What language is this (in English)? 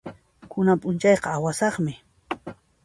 Puno Quechua